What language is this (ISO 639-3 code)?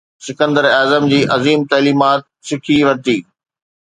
snd